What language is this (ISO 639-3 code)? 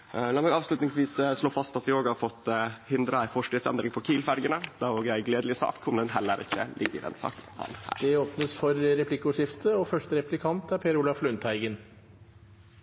nor